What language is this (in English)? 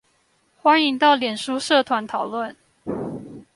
Chinese